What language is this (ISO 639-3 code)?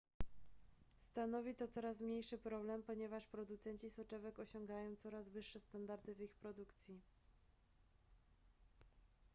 pol